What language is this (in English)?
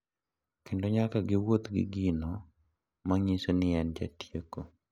Luo (Kenya and Tanzania)